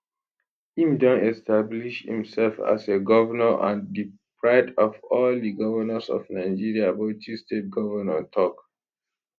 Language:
Nigerian Pidgin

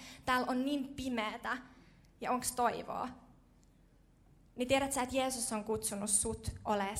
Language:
Finnish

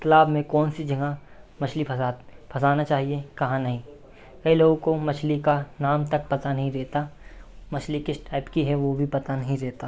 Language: Hindi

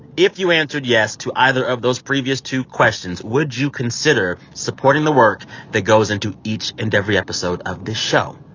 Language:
English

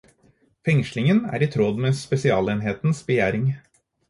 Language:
Norwegian Bokmål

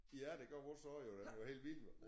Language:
Danish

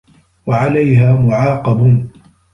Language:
Arabic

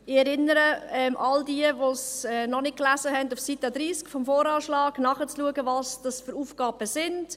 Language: Swiss German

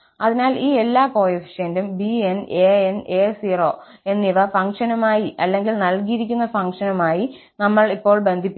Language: Malayalam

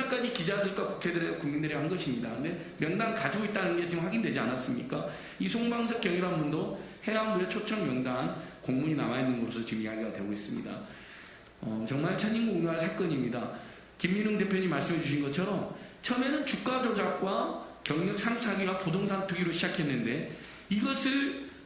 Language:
Korean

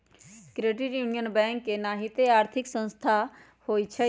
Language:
Magahi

